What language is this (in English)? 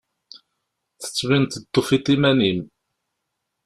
Kabyle